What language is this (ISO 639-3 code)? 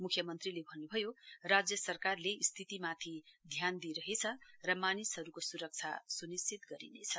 nep